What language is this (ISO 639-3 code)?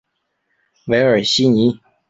zho